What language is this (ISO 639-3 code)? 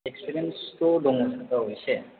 brx